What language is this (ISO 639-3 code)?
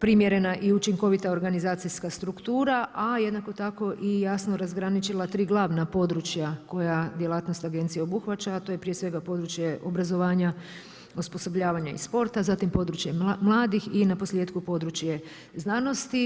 hrv